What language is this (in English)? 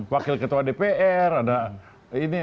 Indonesian